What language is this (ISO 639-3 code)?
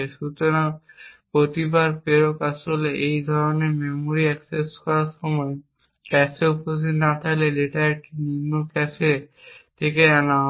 ben